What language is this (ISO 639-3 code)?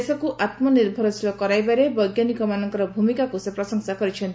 ori